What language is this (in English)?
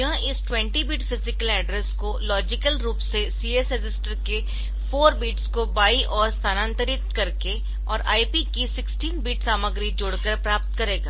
Hindi